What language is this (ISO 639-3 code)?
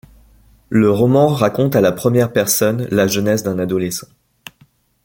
fra